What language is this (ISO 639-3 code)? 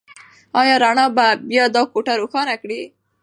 pus